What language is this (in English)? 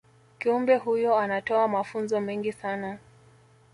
Swahili